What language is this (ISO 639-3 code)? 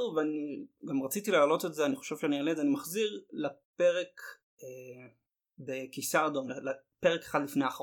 heb